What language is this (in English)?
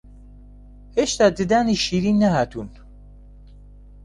Central Kurdish